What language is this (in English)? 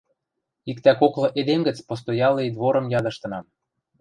Western Mari